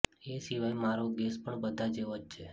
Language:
Gujarati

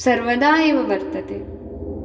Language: Sanskrit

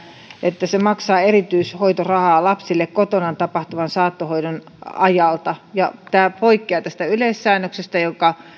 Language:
Finnish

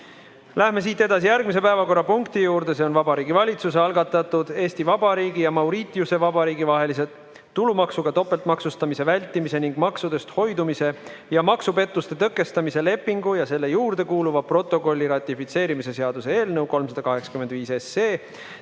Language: Estonian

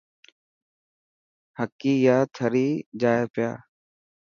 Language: Dhatki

